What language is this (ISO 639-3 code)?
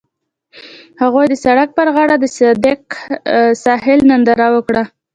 pus